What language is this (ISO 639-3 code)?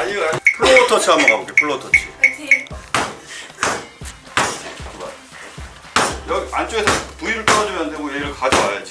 kor